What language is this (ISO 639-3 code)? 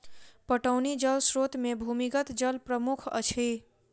mai